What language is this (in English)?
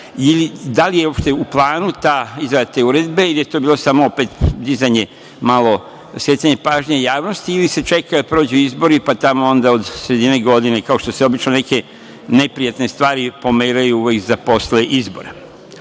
Serbian